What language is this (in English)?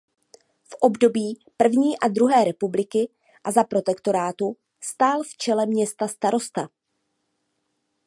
Czech